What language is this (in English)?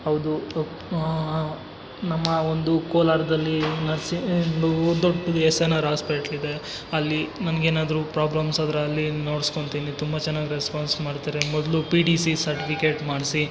Kannada